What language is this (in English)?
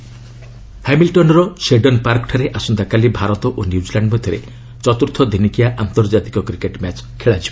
Odia